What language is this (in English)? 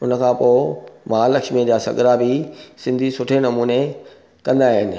Sindhi